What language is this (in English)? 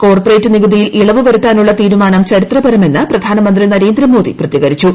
Malayalam